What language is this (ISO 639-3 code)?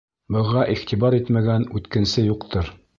bak